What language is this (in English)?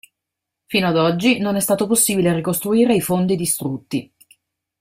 Italian